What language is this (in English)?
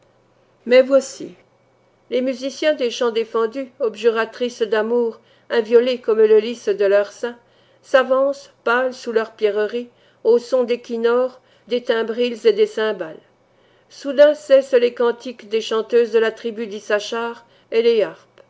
French